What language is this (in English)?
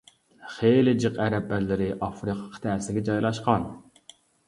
Uyghur